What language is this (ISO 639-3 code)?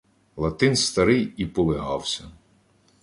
ukr